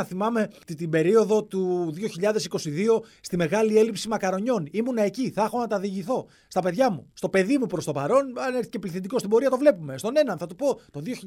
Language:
Greek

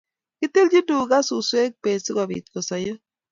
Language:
Kalenjin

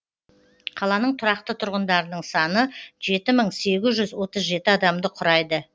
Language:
Kazakh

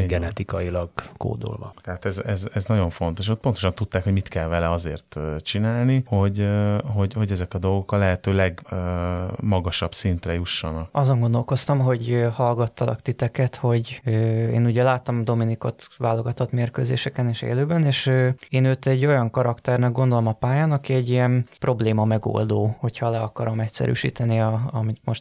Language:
Hungarian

